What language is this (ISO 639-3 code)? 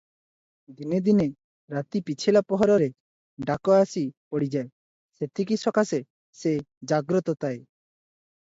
ori